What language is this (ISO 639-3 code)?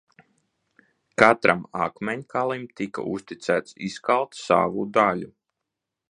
lav